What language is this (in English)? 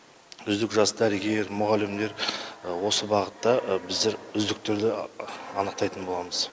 Kazakh